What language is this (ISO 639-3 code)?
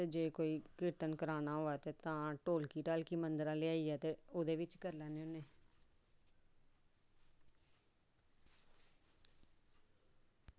doi